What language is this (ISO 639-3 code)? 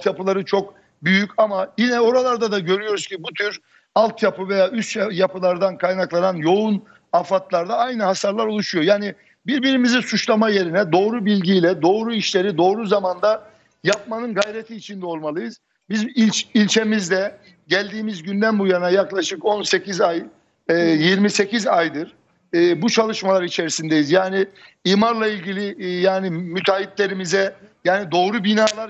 tur